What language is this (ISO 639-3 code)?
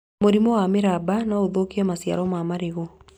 kik